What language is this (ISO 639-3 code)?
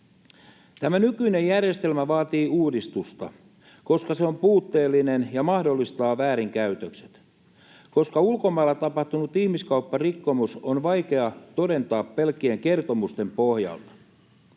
fin